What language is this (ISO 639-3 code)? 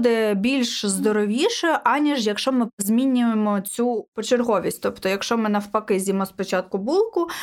ukr